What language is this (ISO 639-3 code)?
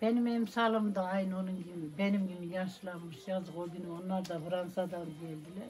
tur